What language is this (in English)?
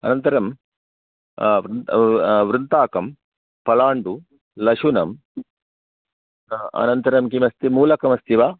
Sanskrit